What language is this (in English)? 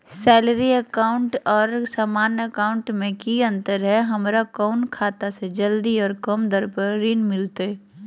Magahi